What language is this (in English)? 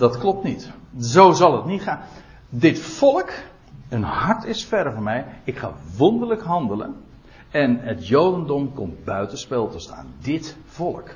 Dutch